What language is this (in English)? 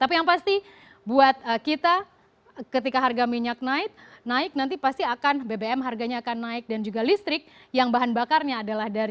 Indonesian